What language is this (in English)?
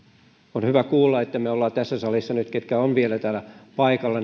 Finnish